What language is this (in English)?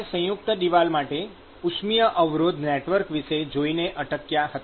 Gujarati